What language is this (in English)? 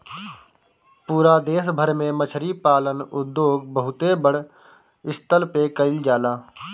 Bhojpuri